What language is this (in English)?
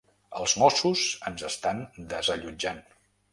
Catalan